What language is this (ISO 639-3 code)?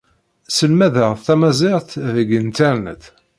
kab